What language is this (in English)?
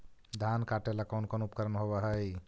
Magahi